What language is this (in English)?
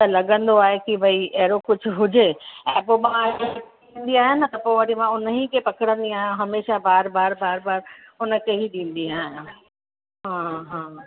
Sindhi